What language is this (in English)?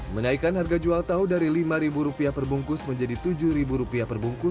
Indonesian